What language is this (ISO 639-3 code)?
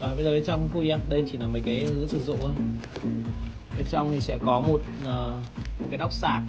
vie